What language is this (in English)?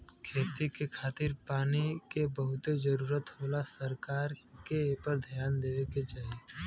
Bhojpuri